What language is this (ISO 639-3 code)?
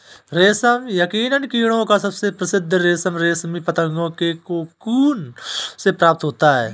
hin